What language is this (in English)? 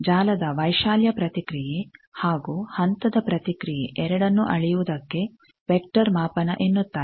Kannada